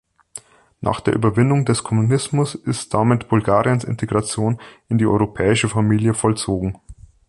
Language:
German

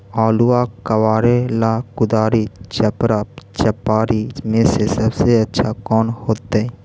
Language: Magahi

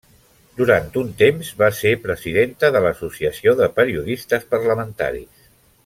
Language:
Catalan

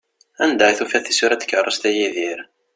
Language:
Kabyle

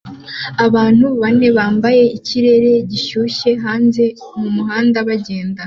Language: Kinyarwanda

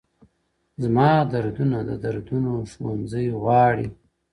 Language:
Pashto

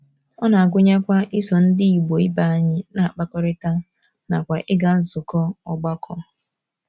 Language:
Igbo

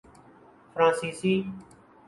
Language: Urdu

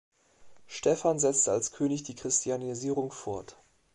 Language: German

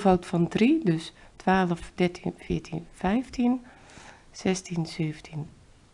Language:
Dutch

